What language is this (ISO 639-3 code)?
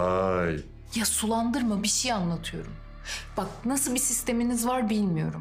tur